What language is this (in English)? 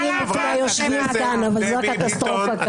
Hebrew